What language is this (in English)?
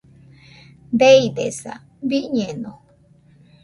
Nüpode Huitoto